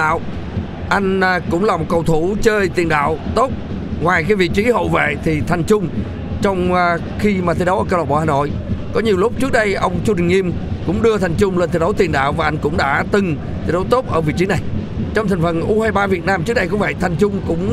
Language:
Vietnamese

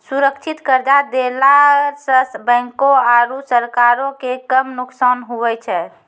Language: Maithili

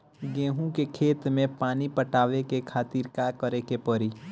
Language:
Bhojpuri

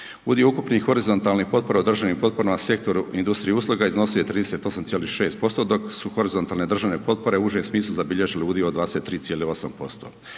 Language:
Croatian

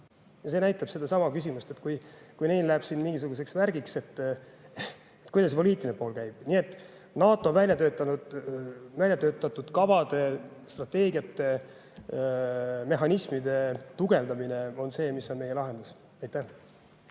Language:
Estonian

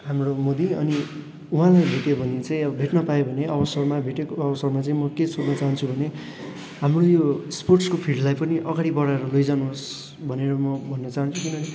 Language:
Nepali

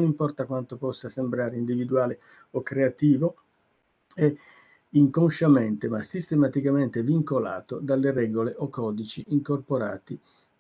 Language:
Italian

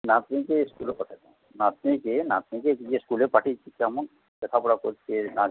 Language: Bangla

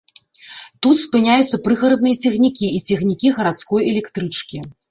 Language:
Belarusian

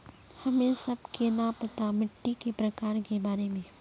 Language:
Magahi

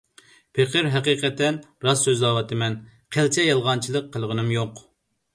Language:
Uyghur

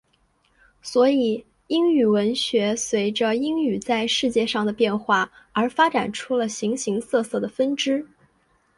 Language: Chinese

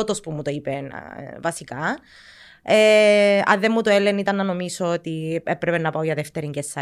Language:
Greek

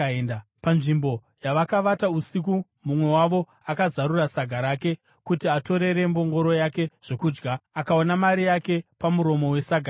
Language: Shona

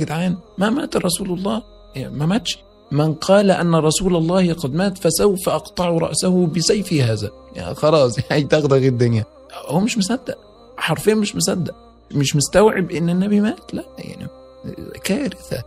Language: Arabic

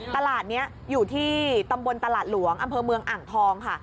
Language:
Thai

